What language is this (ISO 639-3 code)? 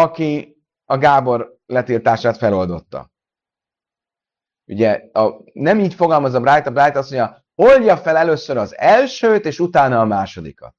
hun